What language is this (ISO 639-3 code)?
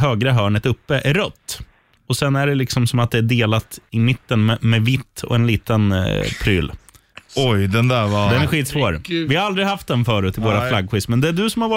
swe